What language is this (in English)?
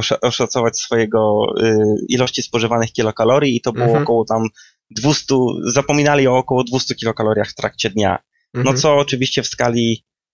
Polish